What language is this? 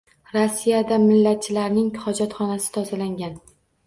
Uzbek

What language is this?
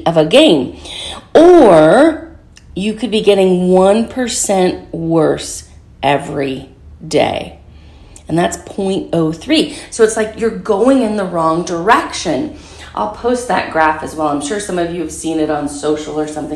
English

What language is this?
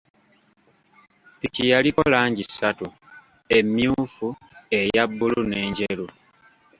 Ganda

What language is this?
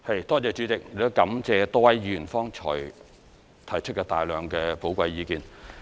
Cantonese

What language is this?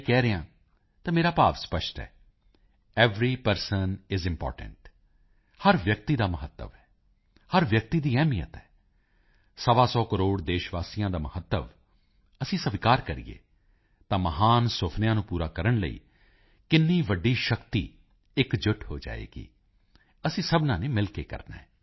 Punjabi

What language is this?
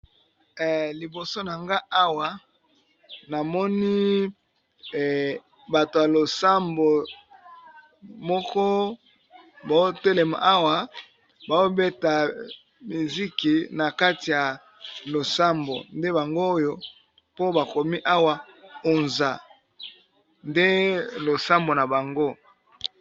Lingala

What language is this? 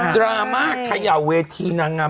Thai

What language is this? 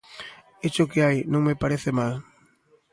Galician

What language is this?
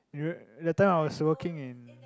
English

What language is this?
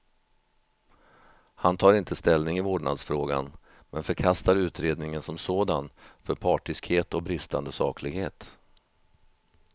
Swedish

